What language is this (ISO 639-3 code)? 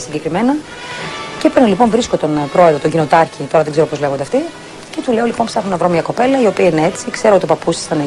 ell